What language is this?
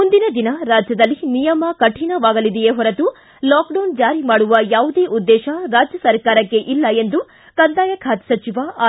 Kannada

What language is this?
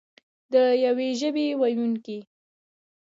Pashto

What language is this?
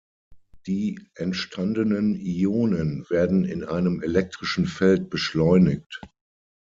German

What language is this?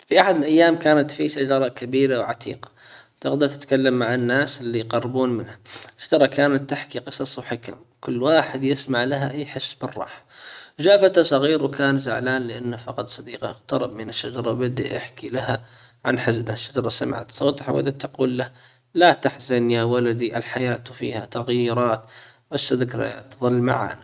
Hijazi Arabic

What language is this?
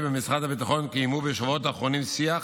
Hebrew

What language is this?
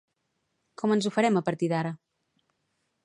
Catalan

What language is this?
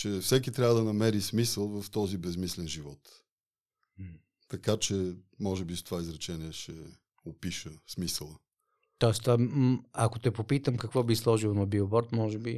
Bulgarian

